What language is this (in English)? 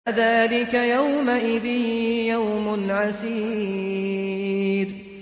Arabic